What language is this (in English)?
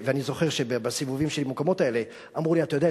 Hebrew